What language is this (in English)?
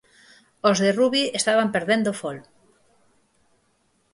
Galician